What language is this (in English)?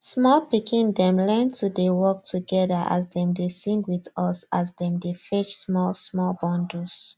Nigerian Pidgin